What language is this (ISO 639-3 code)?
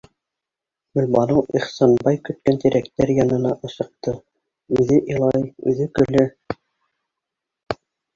bak